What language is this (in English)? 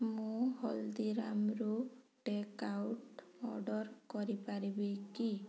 Odia